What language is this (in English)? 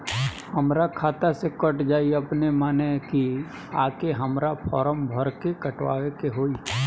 Bhojpuri